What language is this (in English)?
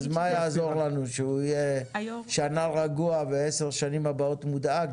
Hebrew